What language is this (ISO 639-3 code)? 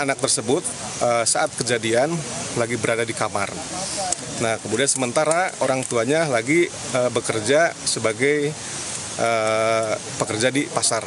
ind